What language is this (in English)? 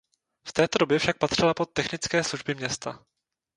Czech